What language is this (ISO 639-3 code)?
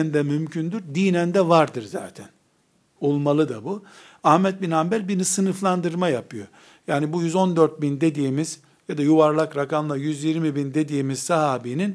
tur